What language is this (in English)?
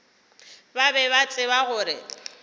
Northern Sotho